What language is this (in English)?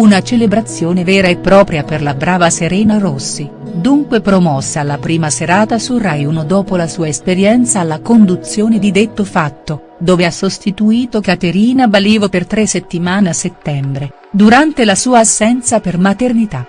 Italian